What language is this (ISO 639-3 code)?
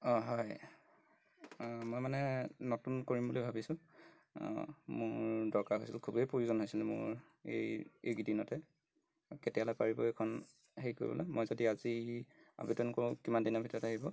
asm